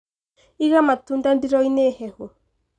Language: Kikuyu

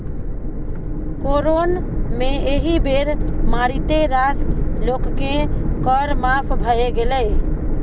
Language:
Maithili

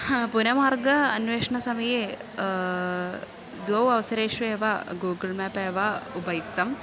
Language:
Sanskrit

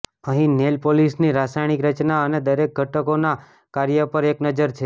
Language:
Gujarati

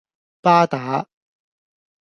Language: Cantonese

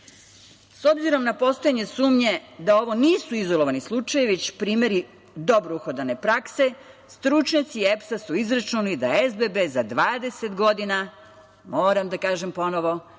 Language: Serbian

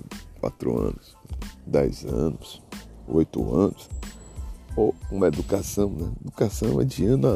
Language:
Portuguese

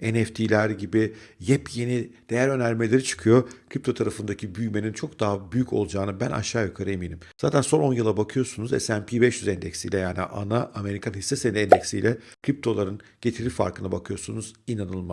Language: Turkish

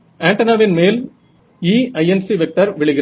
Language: Tamil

